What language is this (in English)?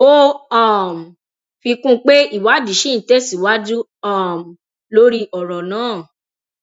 Yoruba